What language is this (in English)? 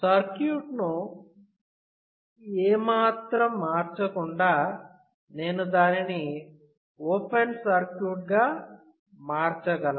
Telugu